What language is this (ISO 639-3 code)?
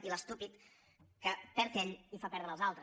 cat